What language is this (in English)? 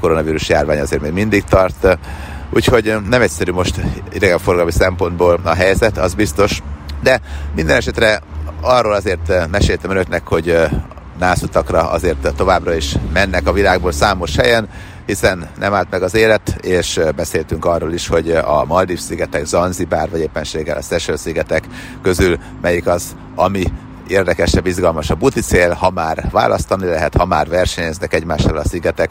Hungarian